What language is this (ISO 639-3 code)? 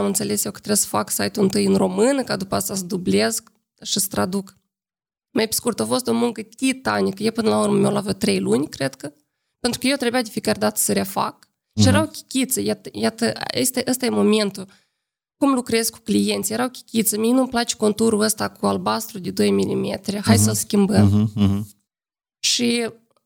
ron